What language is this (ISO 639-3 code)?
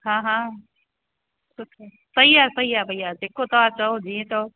snd